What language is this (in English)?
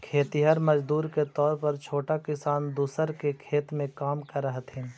Magahi